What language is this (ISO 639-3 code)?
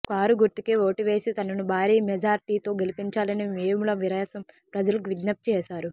tel